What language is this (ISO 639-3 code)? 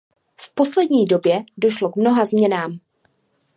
ces